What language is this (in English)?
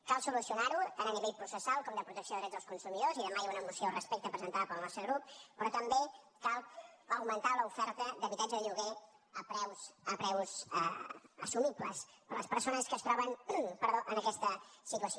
Catalan